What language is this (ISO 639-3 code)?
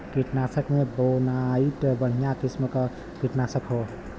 bho